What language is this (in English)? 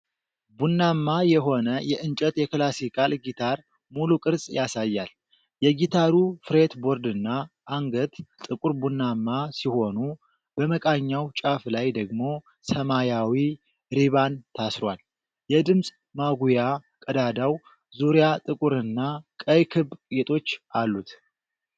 Amharic